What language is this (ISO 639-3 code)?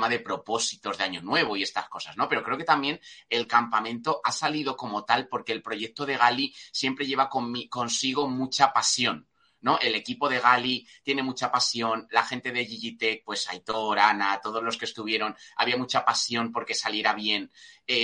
spa